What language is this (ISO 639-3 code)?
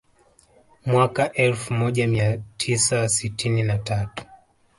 swa